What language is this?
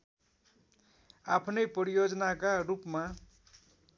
Nepali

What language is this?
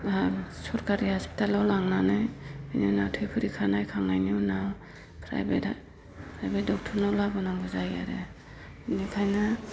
Bodo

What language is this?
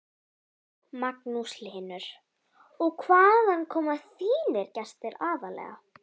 Icelandic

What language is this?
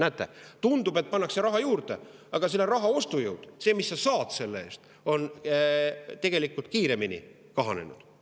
Estonian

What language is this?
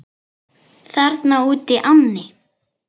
Icelandic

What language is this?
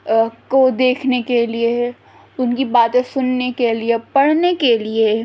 Urdu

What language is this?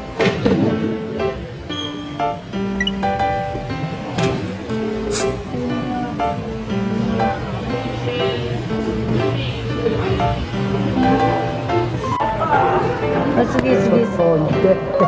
Japanese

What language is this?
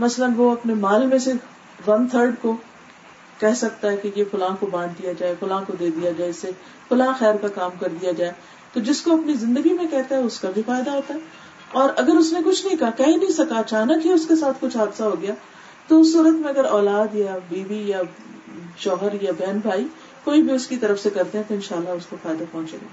Urdu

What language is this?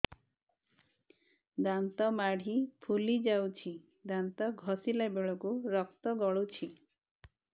Odia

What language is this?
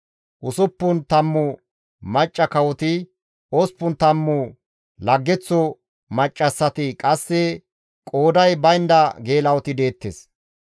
Gamo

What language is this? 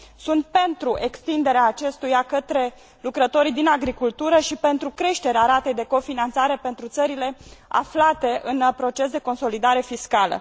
Romanian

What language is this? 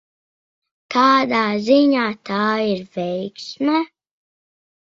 Latvian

